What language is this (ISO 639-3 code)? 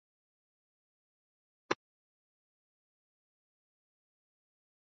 swa